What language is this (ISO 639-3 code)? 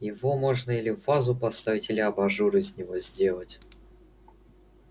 rus